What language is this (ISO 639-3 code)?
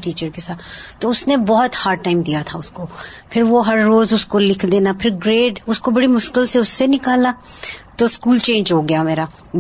urd